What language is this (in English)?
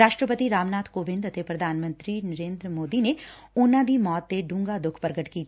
Punjabi